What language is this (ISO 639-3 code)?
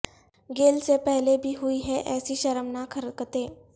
urd